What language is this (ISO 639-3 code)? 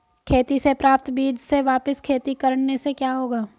hin